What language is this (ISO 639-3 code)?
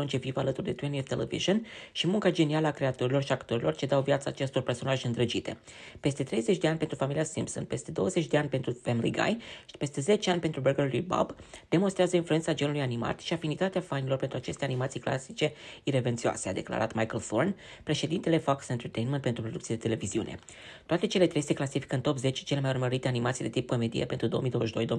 ron